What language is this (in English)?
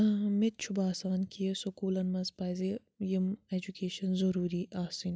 Kashmiri